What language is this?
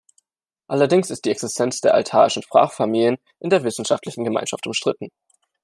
German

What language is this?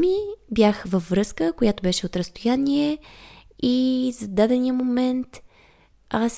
Bulgarian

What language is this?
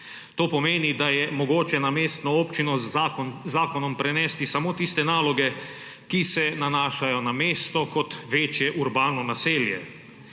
Slovenian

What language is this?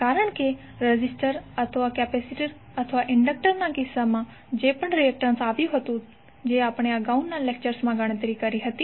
Gujarati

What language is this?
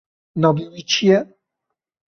Kurdish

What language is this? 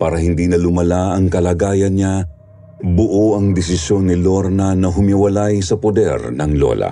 Filipino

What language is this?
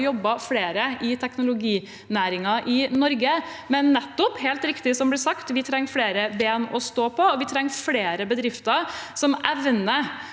Norwegian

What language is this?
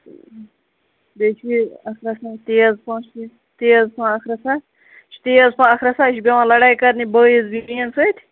Kashmiri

